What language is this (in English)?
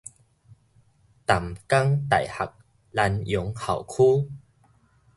Min Nan Chinese